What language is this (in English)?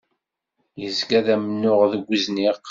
Kabyle